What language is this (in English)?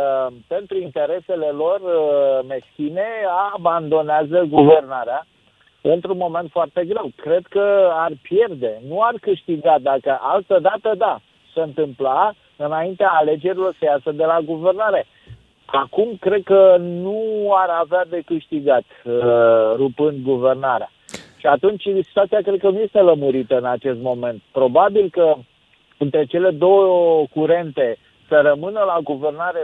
Romanian